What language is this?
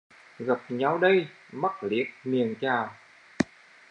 Vietnamese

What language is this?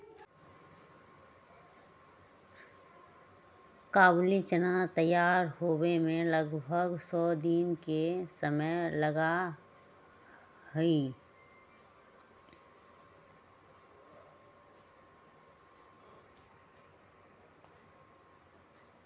Magahi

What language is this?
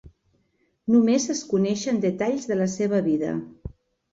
Catalan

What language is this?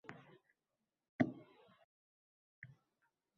Uzbek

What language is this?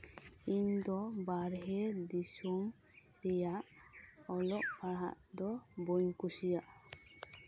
Santali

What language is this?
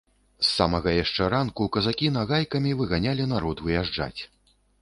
Belarusian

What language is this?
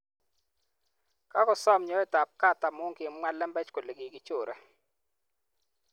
Kalenjin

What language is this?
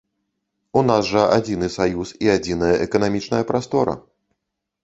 Belarusian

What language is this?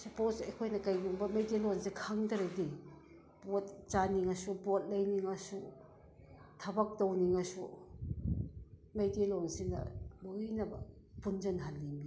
Manipuri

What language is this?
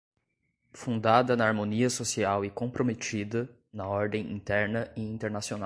Portuguese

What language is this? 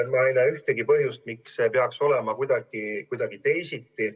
Estonian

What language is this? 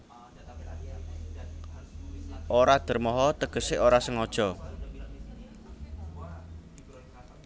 Javanese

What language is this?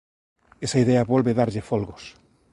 Galician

